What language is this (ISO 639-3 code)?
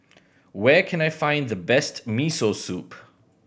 eng